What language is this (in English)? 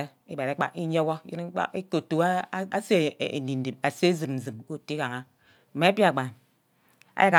Ubaghara